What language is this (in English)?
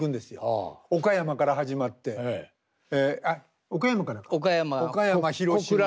Japanese